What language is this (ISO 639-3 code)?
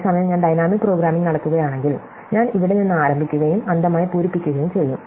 mal